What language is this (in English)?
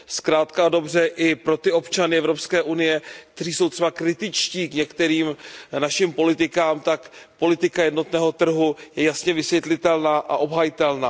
Czech